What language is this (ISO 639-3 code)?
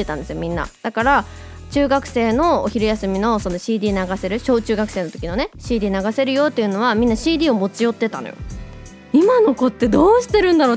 jpn